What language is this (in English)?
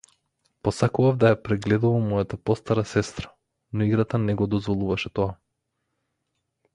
Macedonian